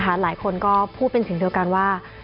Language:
Thai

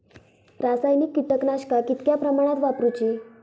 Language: Marathi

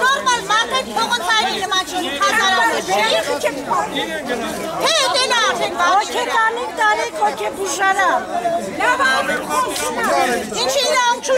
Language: Romanian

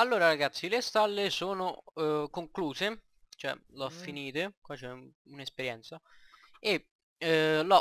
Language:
Italian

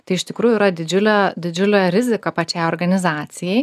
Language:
Lithuanian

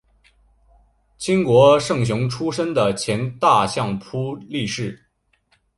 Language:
Chinese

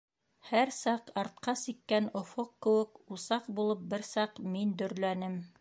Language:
Bashkir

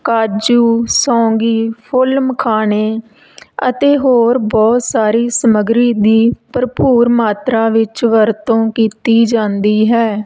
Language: Punjabi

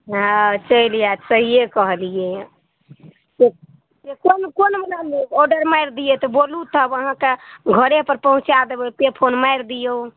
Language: Maithili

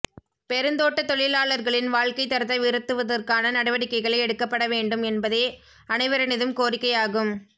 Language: Tamil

